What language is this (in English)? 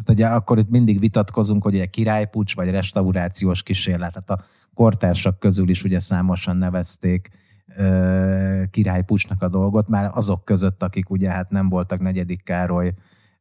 Hungarian